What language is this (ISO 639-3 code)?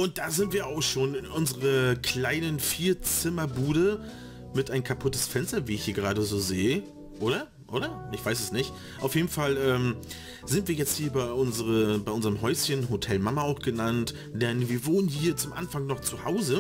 deu